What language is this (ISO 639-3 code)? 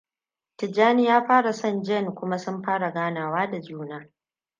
hau